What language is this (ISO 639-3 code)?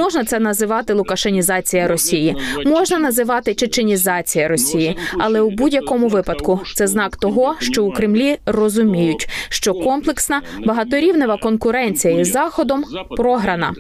ukr